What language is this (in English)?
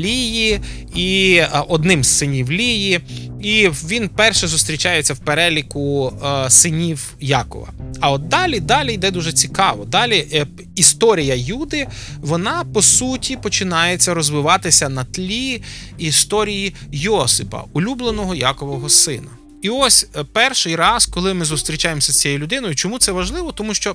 Ukrainian